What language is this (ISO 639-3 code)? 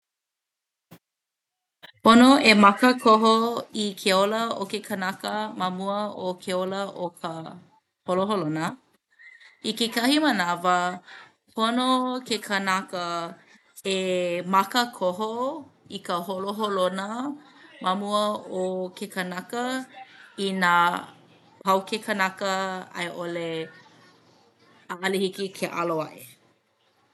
haw